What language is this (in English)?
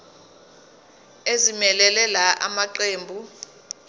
Zulu